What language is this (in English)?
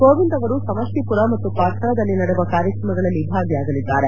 Kannada